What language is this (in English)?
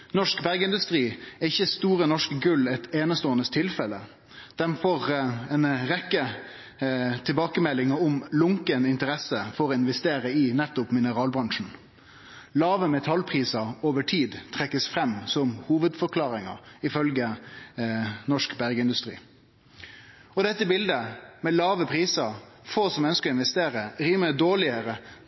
Norwegian Nynorsk